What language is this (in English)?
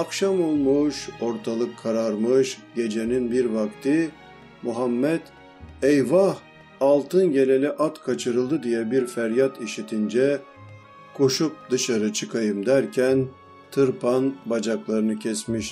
Turkish